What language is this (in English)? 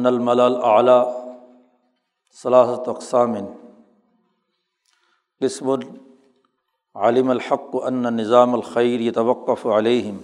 Urdu